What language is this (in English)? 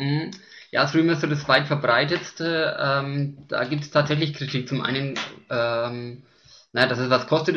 German